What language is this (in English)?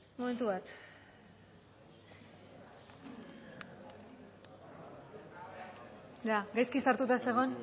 Basque